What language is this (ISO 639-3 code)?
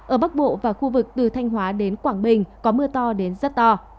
vie